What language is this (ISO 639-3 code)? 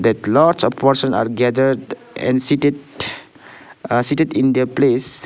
eng